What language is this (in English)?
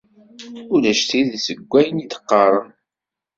Kabyle